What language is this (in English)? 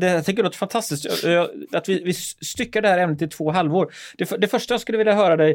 Swedish